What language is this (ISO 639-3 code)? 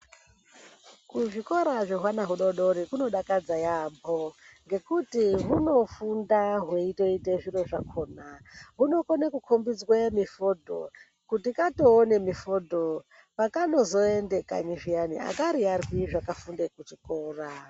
ndc